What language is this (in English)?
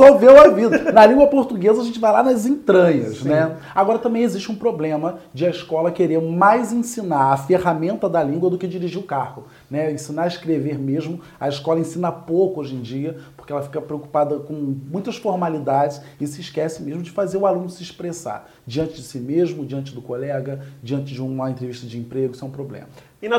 Portuguese